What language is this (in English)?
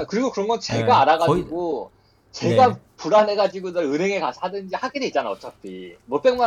Korean